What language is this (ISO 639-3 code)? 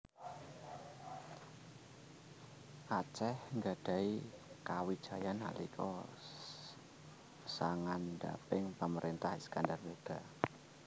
jav